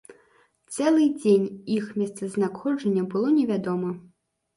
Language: Belarusian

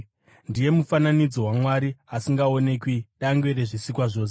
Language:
Shona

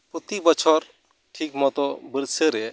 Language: Santali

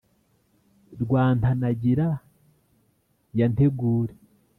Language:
Kinyarwanda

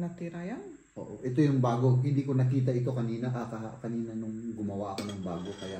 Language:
Filipino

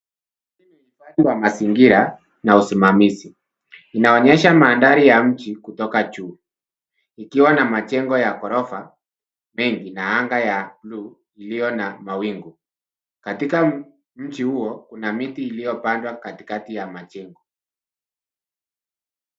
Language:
Swahili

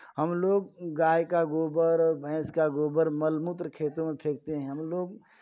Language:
Hindi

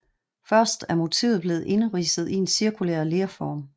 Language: Danish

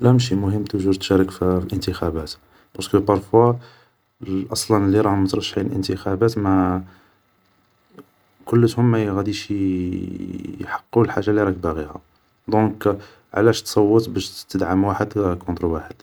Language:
Algerian Arabic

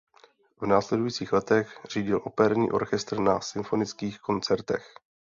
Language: Czech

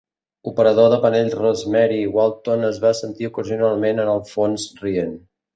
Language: Catalan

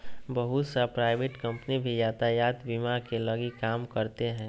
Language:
Magahi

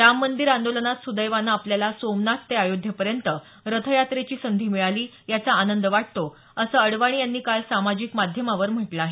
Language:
Marathi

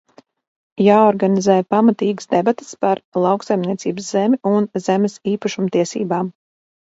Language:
Latvian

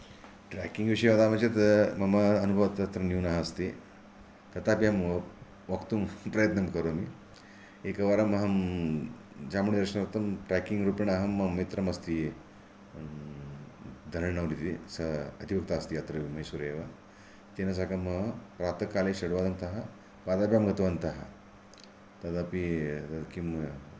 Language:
Sanskrit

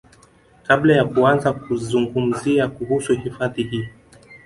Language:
Swahili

